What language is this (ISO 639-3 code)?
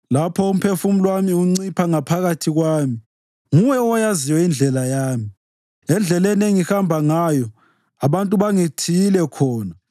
nde